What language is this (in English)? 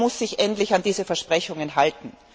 German